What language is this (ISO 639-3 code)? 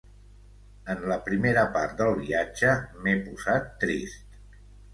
cat